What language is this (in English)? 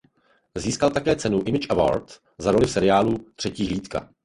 Czech